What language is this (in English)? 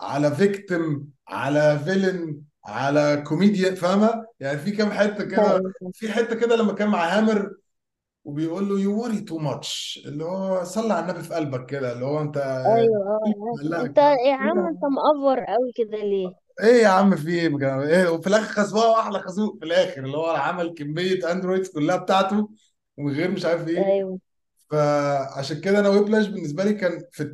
Arabic